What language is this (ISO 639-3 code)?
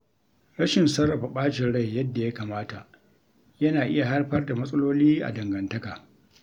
hau